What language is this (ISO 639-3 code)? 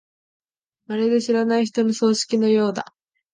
jpn